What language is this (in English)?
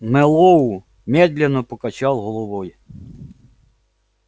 Russian